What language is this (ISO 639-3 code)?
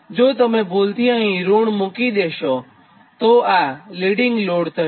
guj